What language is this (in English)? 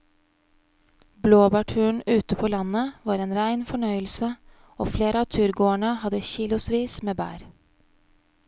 Norwegian